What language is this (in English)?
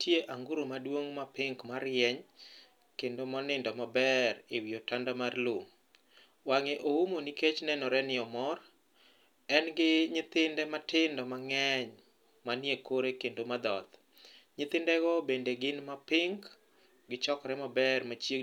Luo (Kenya and Tanzania)